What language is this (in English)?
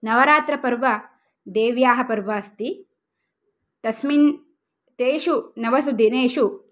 Sanskrit